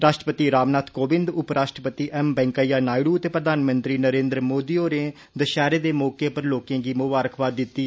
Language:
Dogri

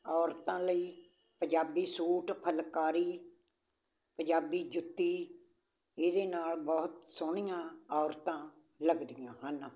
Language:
Punjabi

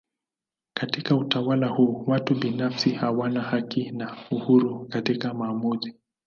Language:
Swahili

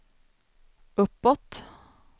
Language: Swedish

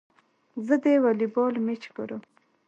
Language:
Pashto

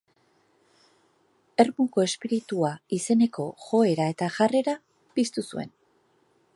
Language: Basque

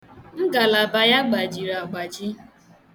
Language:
Igbo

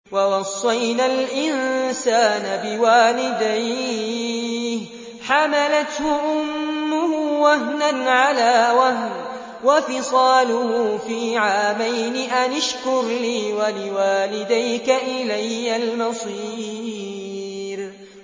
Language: Arabic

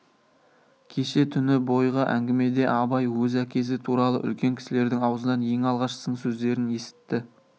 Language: Kazakh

